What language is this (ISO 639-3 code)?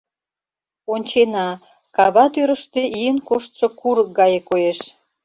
chm